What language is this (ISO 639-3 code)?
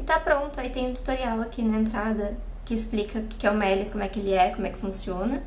por